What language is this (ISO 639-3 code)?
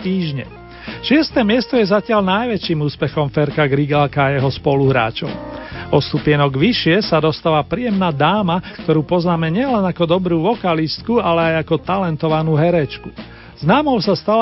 slk